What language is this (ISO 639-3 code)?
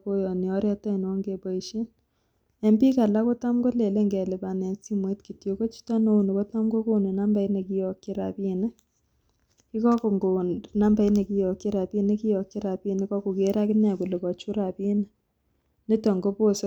kln